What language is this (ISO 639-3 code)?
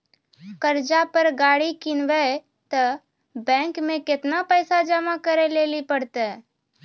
mai